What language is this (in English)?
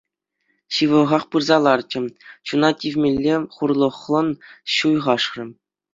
Chuvash